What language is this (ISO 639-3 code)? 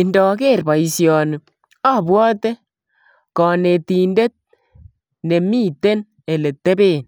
kln